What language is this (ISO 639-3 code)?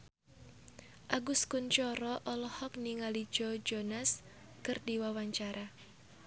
sun